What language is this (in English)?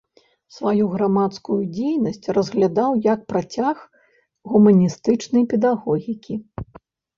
Belarusian